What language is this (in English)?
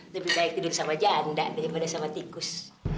Indonesian